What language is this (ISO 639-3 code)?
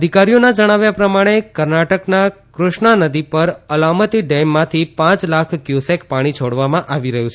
guj